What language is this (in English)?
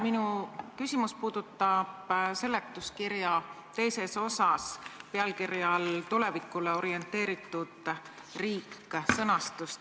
Estonian